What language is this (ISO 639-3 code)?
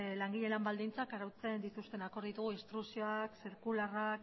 eus